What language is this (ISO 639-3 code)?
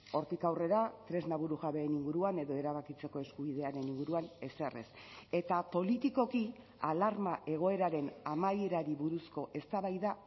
eus